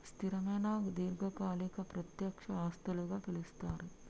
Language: Telugu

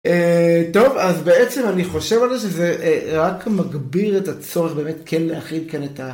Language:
Hebrew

